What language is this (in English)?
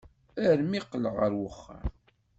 Kabyle